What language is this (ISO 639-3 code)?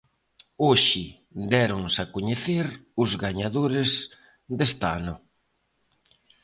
glg